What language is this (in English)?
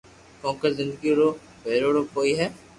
Loarki